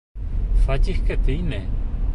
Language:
Bashkir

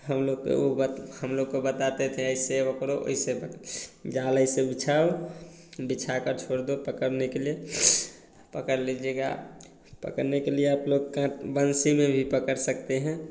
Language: Hindi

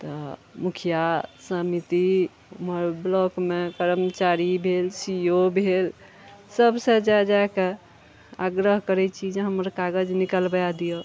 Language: Maithili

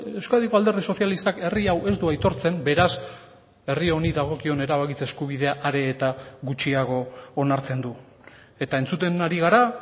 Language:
Basque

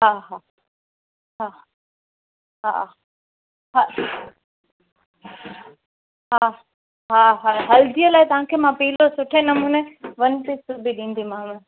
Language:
Sindhi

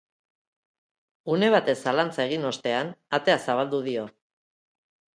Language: Basque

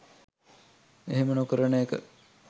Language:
Sinhala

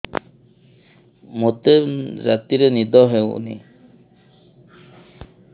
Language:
Odia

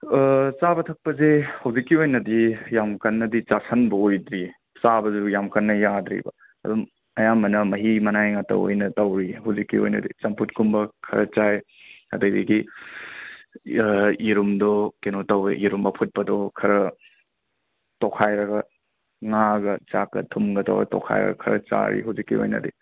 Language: Manipuri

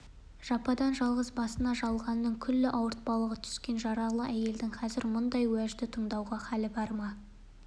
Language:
Kazakh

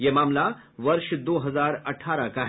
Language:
Hindi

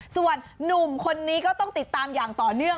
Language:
Thai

